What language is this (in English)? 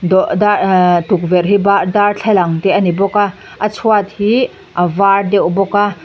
Mizo